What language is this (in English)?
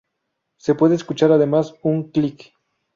Spanish